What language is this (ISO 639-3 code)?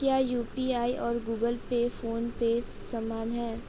hin